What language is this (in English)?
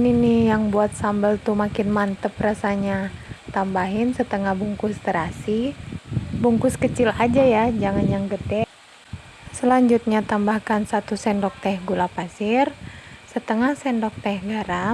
Indonesian